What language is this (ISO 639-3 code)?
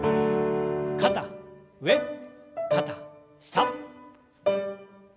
jpn